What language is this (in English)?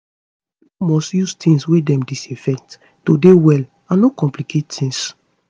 Nigerian Pidgin